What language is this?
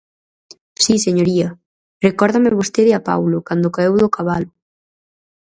Galician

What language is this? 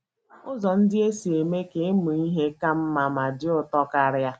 Igbo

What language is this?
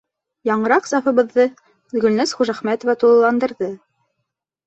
Bashkir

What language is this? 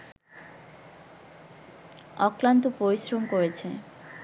Bangla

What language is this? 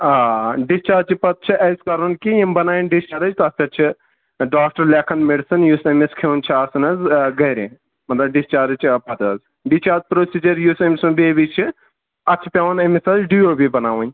Kashmiri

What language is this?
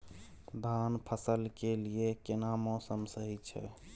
Maithili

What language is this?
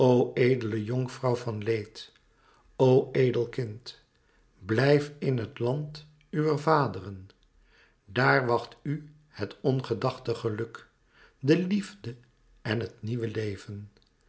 Dutch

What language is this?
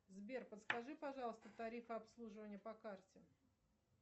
Russian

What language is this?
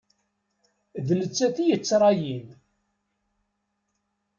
Kabyle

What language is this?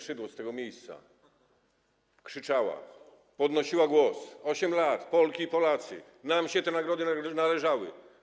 Polish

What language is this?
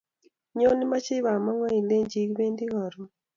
Kalenjin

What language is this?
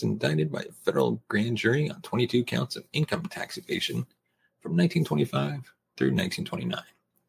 English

